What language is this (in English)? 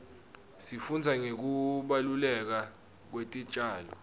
Swati